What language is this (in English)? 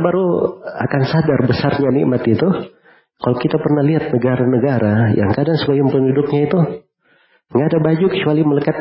Indonesian